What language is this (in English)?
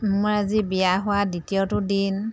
Assamese